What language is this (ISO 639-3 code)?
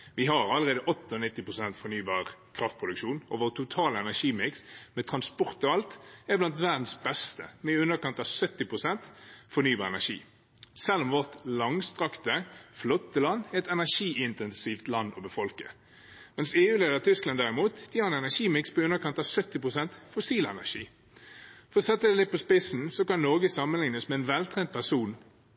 nob